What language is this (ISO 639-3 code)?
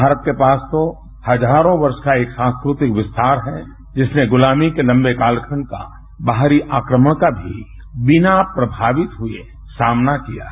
hin